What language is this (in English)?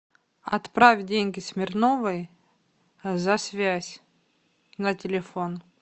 Russian